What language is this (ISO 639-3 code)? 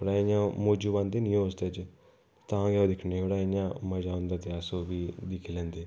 doi